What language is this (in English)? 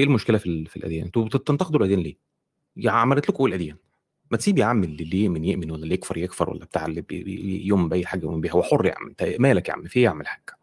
Arabic